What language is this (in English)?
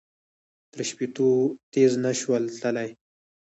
Pashto